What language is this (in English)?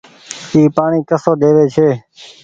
Goaria